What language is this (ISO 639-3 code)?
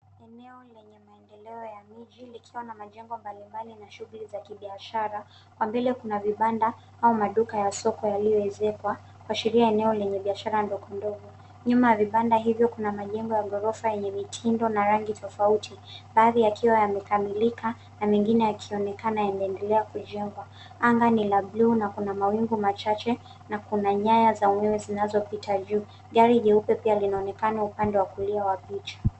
swa